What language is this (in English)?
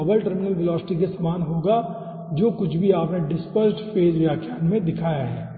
Hindi